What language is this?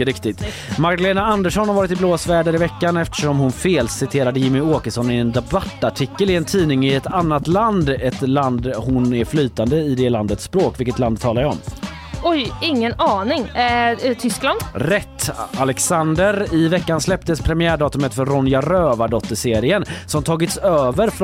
Swedish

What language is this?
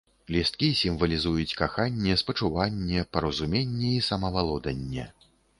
Belarusian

